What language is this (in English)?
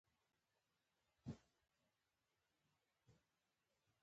Pashto